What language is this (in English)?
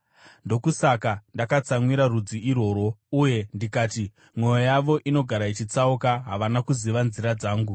Shona